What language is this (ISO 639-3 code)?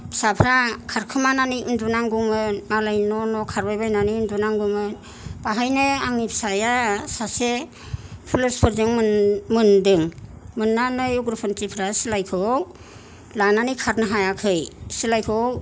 brx